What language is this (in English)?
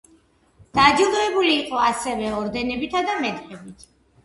Georgian